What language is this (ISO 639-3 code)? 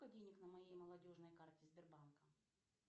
rus